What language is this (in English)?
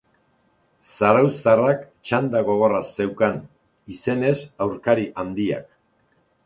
Basque